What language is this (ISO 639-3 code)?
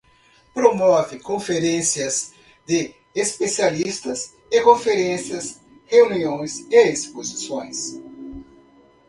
por